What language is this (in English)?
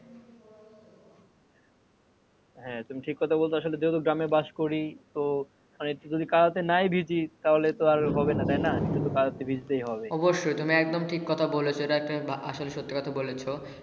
Bangla